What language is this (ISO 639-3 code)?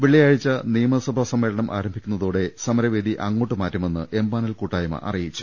mal